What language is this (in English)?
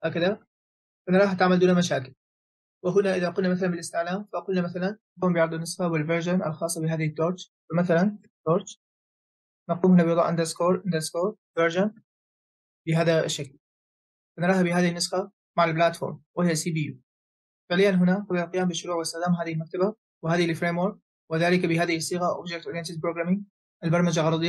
Arabic